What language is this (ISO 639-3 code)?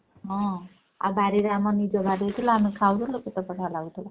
ori